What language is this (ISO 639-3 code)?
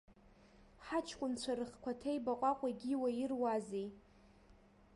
abk